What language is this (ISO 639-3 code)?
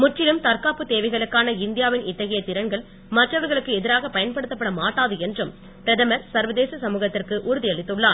tam